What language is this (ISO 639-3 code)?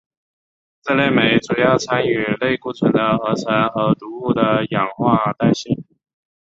zho